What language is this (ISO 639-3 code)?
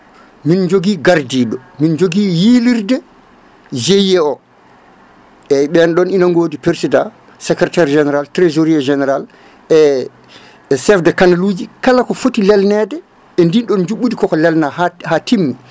ful